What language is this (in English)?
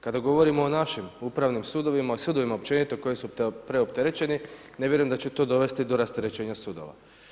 Croatian